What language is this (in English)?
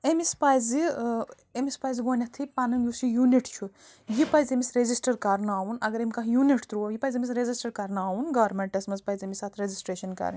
Kashmiri